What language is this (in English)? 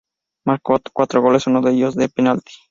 Spanish